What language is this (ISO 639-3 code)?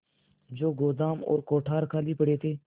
hin